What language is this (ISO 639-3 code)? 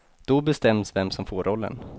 swe